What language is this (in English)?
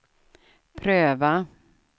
Swedish